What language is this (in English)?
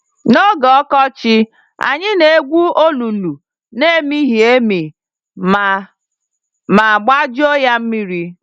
Igbo